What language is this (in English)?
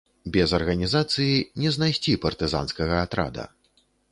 Belarusian